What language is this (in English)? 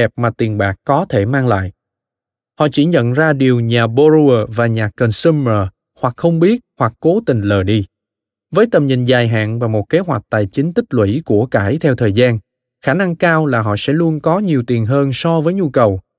Vietnamese